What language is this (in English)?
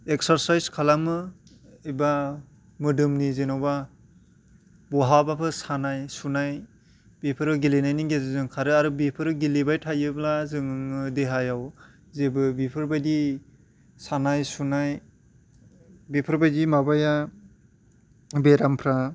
Bodo